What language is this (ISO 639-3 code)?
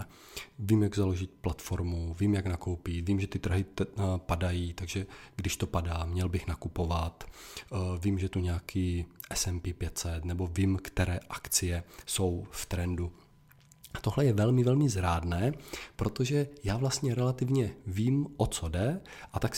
ces